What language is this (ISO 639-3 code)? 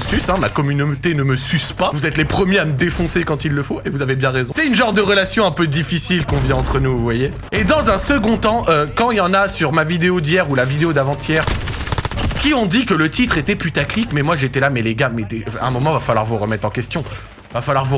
fra